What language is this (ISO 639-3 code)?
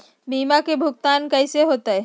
mag